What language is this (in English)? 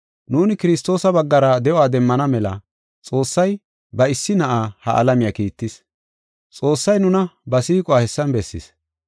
Gofa